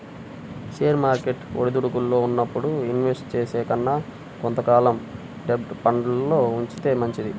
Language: Telugu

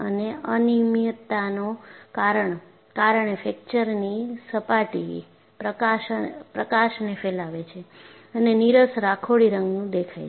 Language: Gujarati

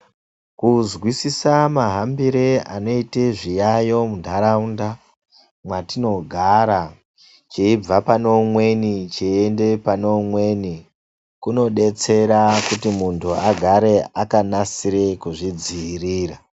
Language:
Ndau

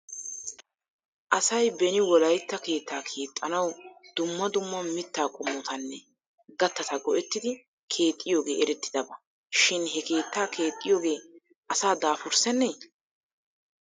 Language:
Wolaytta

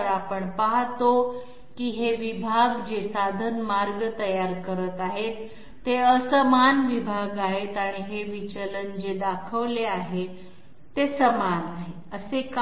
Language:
Marathi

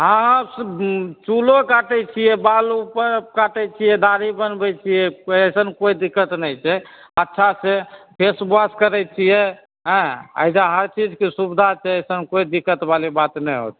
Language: Maithili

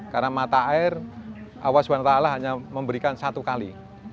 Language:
Indonesian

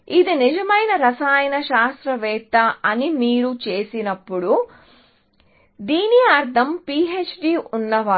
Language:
Telugu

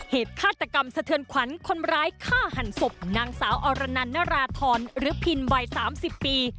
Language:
Thai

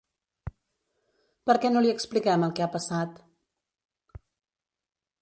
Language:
Catalan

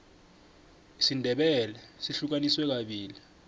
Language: South Ndebele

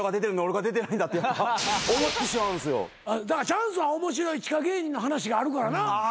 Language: Japanese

